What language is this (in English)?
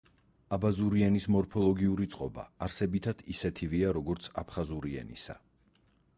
Georgian